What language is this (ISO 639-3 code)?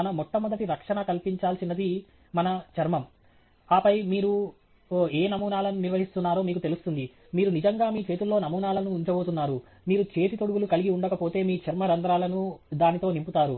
tel